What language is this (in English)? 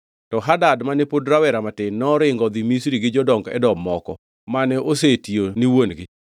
Luo (Kenya and Tanzania)